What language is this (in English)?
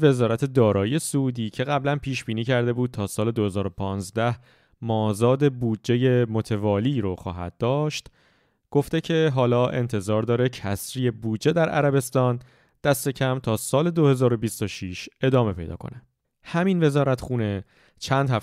Persian